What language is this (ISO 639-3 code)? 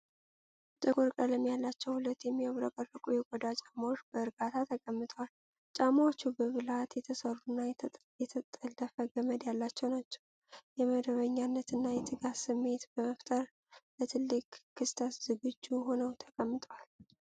amh